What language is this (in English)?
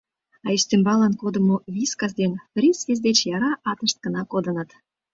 Mari